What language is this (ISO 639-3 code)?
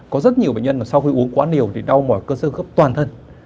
vie